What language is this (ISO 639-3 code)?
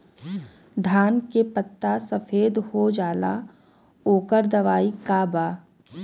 bho